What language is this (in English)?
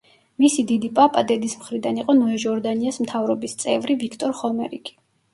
Georgian